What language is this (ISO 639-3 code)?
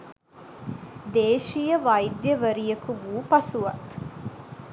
sin